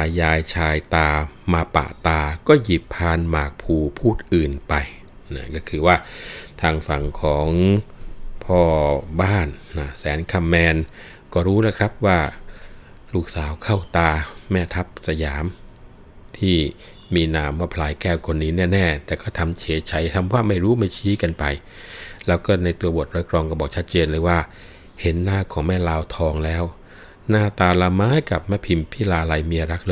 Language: Thai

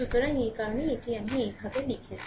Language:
Bangla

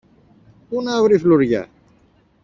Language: Greek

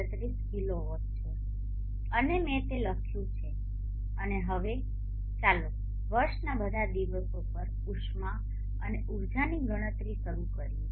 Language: Gujarati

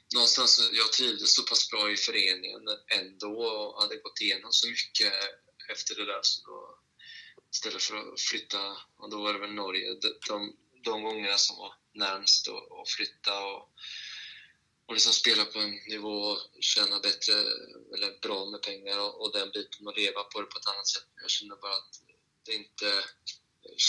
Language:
Swedish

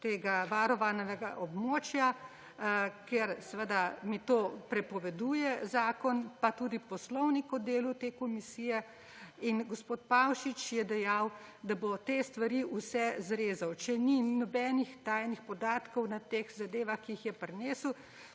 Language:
Slovenian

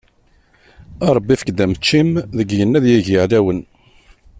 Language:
Kabyle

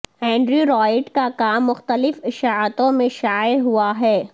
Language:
Urdu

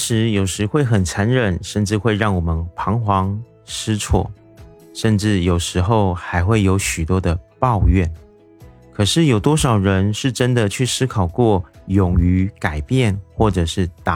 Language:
Chinese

